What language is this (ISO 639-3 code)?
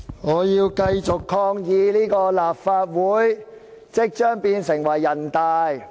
yue